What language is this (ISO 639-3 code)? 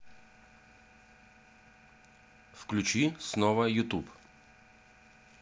rus